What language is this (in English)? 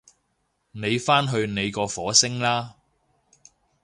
Cantonese